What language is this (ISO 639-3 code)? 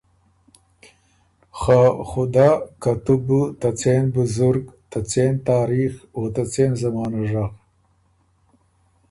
oru